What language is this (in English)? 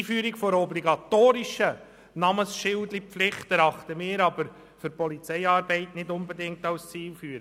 Swiss German